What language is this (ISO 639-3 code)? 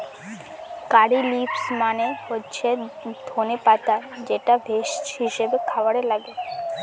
ben